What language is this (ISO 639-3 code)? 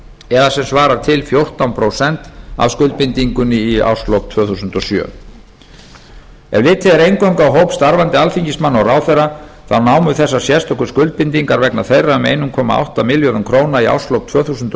isl